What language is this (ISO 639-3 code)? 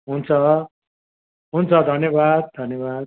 nep